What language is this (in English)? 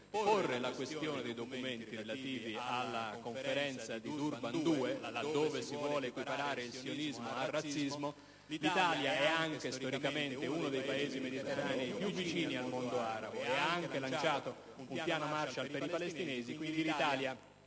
Italian